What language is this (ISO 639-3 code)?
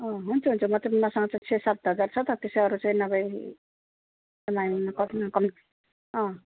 nep